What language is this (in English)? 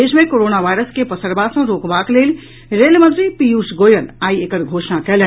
Maithili